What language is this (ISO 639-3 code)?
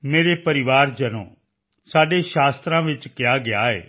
pan